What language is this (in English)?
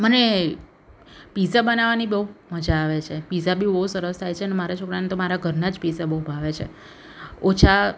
Gujarati